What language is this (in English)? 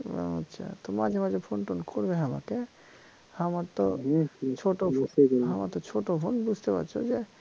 Bangla